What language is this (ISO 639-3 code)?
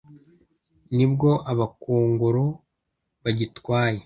kin